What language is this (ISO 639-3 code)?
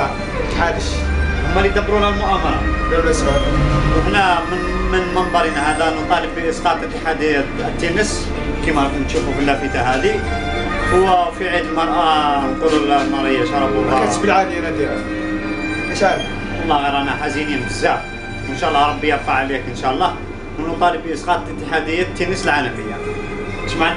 ara